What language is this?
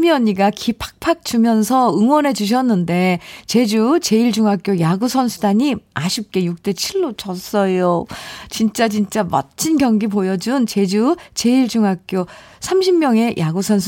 Korean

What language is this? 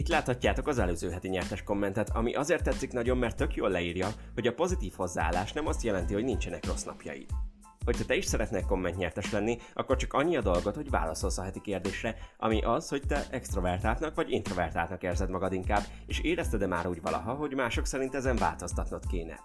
Hungarian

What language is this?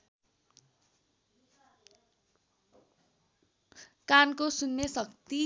Nepali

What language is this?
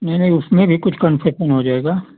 Hindi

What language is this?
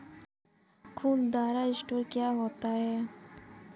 Hindi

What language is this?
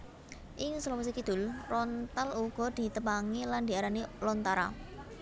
Javanese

